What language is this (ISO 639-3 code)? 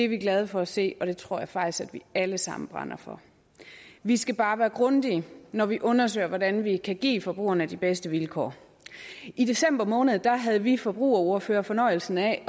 dan